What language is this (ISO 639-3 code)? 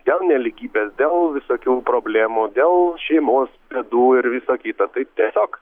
lit